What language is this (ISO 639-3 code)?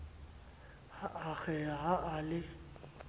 sot